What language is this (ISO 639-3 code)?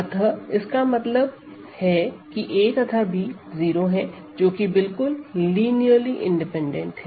hin